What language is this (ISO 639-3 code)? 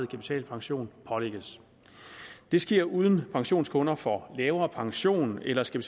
dan